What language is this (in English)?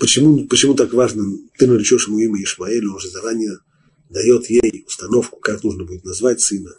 Russian